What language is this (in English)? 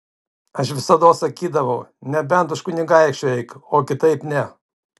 Lithuanian